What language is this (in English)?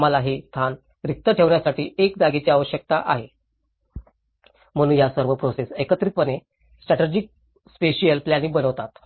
Marathi